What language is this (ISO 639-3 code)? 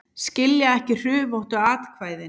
isl